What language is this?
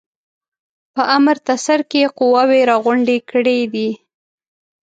Pashto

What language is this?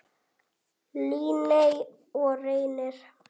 Icelandic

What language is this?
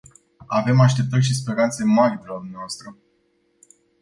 Romanian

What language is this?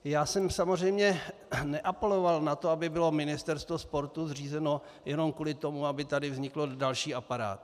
Czech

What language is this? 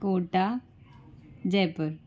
Sindhi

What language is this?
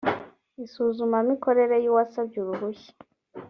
Kinyarwanda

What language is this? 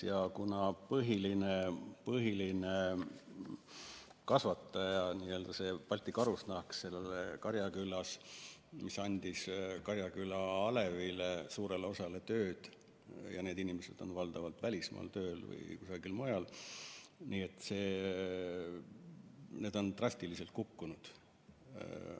Estonian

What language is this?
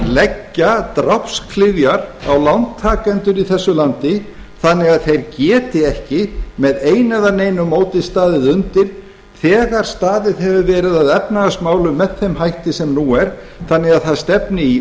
Icelandic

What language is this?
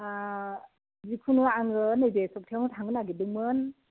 Bodo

